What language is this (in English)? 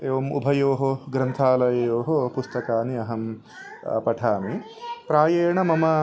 Sanskrit